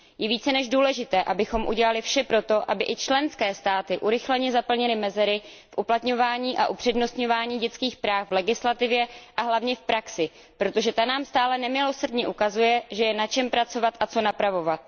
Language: Czech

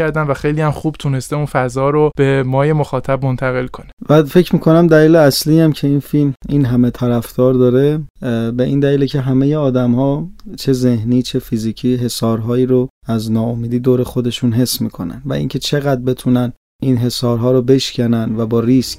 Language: Persian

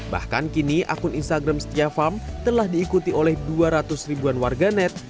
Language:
Indonesian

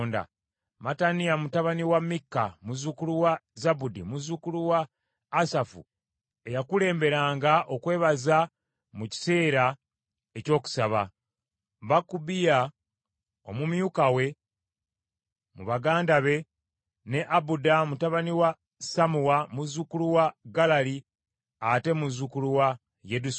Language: Ganda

